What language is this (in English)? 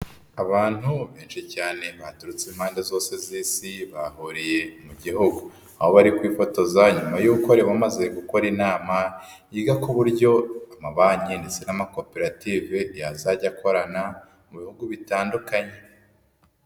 Kinyarwanda